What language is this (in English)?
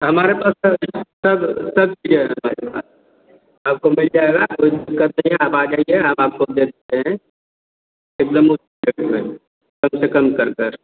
Hindi